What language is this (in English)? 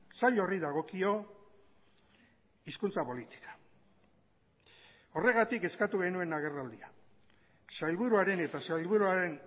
Basque